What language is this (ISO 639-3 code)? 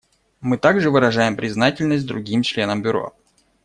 rus